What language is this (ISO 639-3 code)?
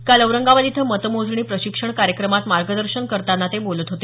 mar